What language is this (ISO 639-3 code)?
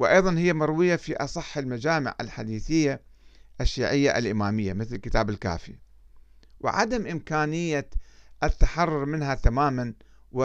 ara